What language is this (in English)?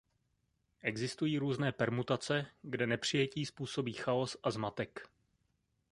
Czech